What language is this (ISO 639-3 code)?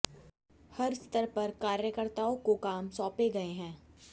hin